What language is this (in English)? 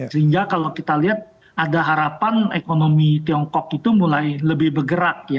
Indonesian